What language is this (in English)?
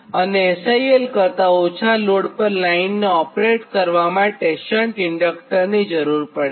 Gujarati